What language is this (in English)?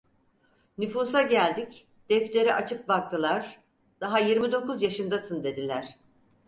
Turkish